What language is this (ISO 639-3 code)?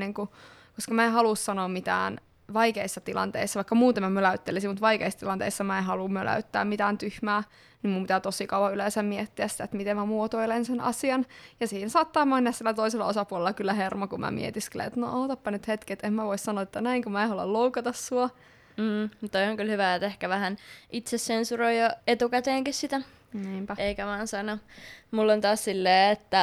fin